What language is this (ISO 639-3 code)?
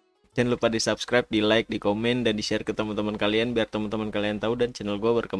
ind